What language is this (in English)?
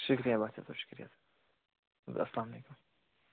Kashmiri